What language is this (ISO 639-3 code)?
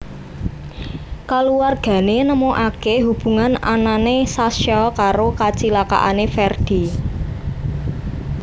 jav